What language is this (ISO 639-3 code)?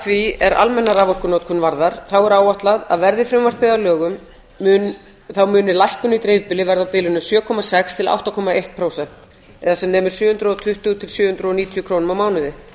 isl